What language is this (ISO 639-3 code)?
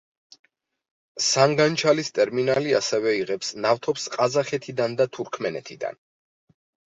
kat